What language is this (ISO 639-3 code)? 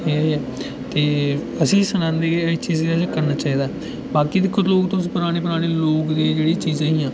doi